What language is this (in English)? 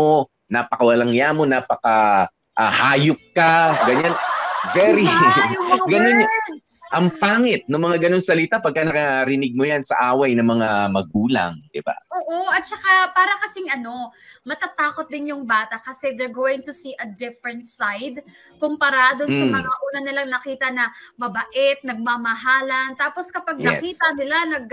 Filipino